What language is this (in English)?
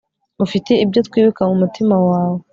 Kinyarwanda